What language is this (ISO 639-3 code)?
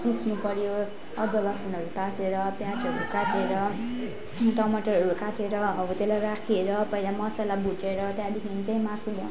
nep